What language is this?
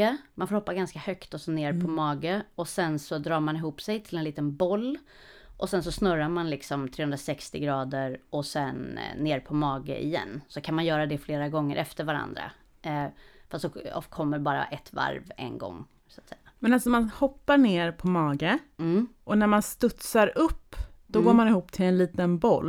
Swedish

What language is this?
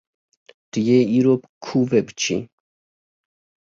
Kurdish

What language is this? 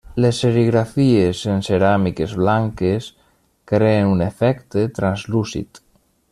Catalan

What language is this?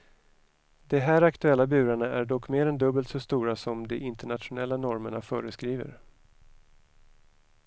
Swedish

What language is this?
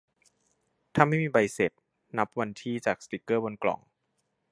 Thai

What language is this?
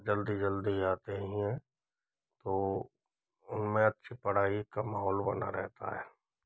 Hindi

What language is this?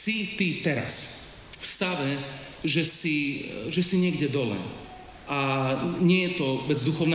Slovak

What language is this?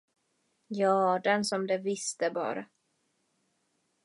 Swedish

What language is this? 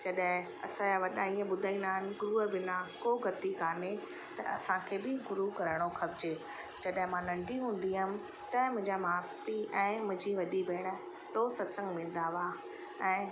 Sindhi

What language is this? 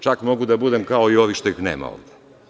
Serbian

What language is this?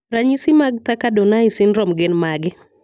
Luo (Kenya and Tanzania)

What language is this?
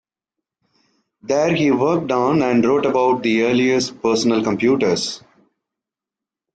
English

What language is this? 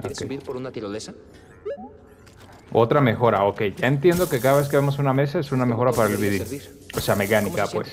Spanish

